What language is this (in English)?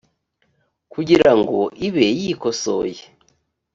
Kinyarwanda